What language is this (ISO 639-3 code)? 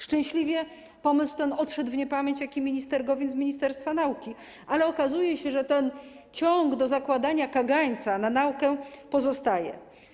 pol